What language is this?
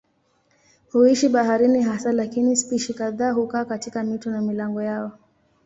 Swahili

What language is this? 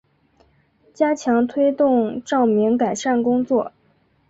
Chinese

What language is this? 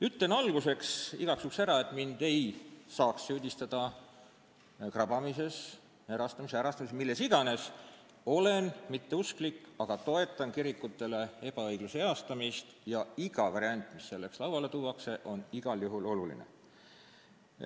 Estonian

